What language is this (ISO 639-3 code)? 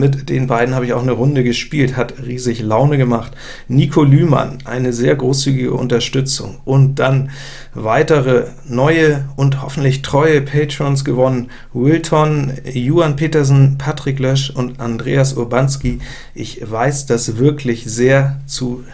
deu